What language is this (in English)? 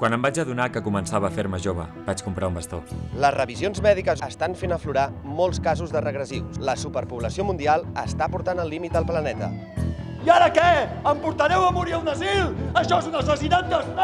Catalan